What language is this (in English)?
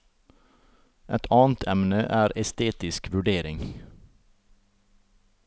Norwegian